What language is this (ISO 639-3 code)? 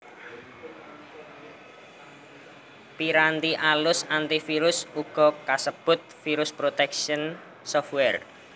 jav